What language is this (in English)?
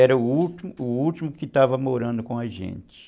Portuguese